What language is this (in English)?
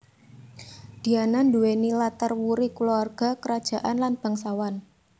Javanese